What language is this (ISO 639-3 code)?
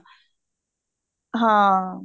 pan